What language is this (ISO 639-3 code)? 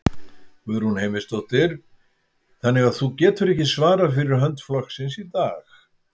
isl